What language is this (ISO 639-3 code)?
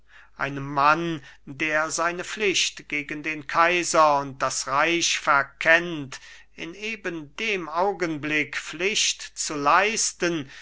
deu